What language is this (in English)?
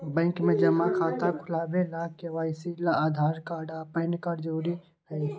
Magahi